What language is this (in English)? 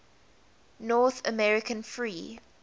English